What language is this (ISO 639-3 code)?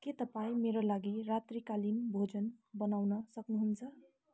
nep